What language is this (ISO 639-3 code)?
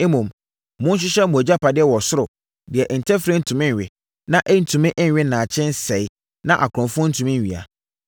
aka